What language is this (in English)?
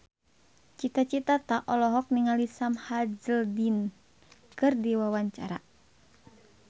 Sundanese